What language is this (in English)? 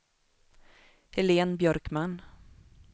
Swedish